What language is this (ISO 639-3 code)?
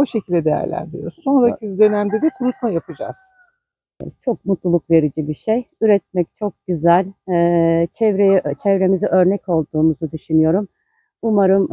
tur